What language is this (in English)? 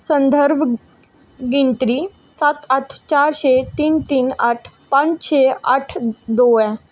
Dogri